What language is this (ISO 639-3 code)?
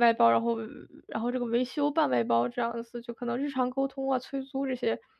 zho